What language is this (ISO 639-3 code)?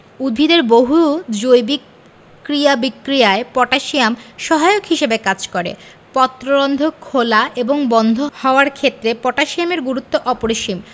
ben